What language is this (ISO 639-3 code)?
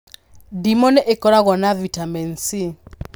kik